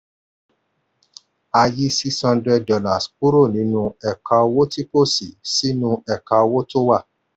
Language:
Yoruba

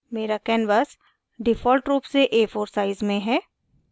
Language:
Hindi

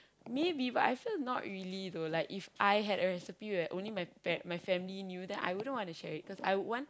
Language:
English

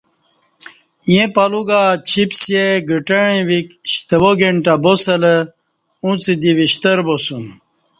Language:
Kati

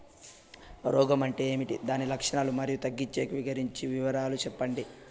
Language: Telugu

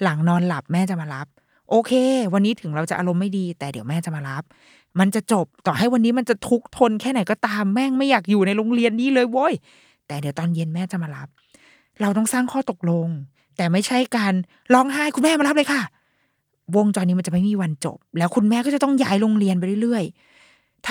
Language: Thai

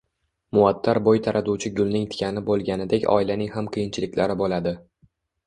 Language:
Uzbek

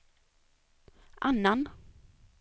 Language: Swedish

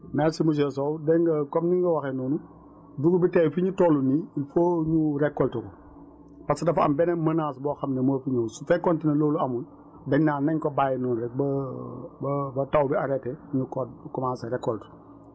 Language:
Wolof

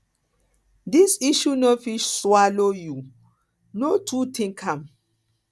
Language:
Nigerian Pidgin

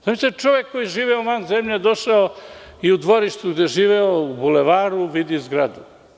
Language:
Serbian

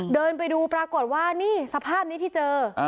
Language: Thai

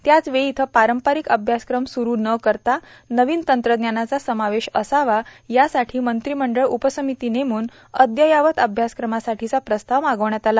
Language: Marathi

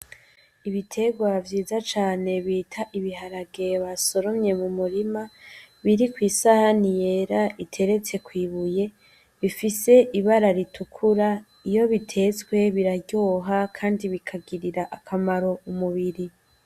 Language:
Rundi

